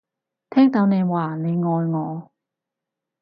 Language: Cantonese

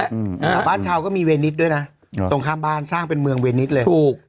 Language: Thai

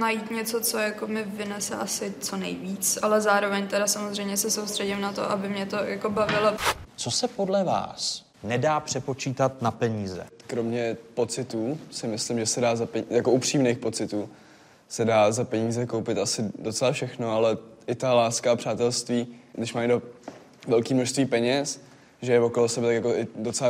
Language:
Czech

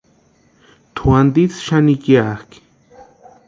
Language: Western Highland Purepecha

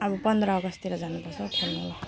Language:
Nepali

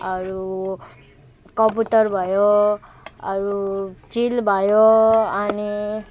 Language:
Nepali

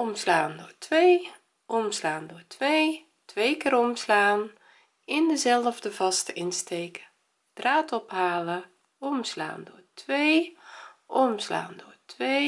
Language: Dutch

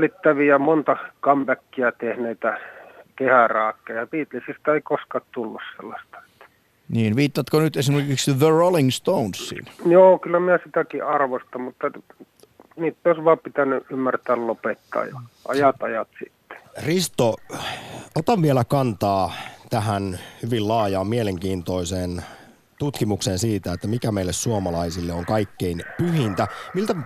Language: Finnish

